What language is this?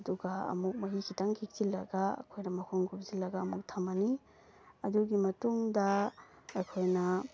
Manipuri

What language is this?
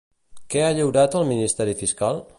Catalan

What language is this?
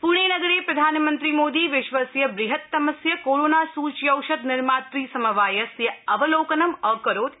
Sanskrit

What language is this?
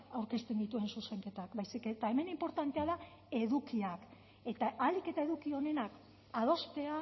Basque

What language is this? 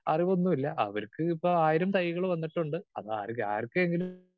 Malayalam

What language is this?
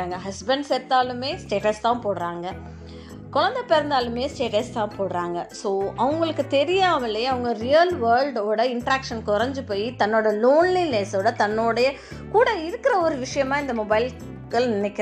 Tamil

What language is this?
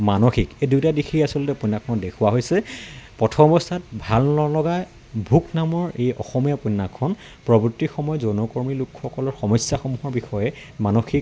Assamese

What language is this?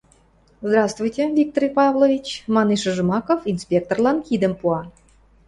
Western Mari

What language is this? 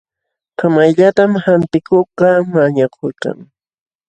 Jauja Wanca Quechua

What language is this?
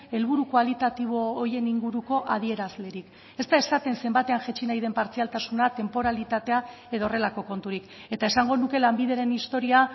Basque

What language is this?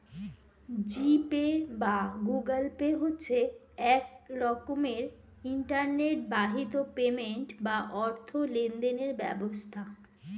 Bangla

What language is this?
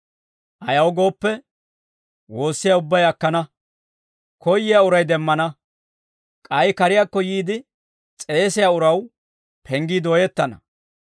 Dawro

